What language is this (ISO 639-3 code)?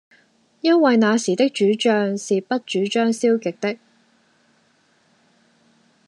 yue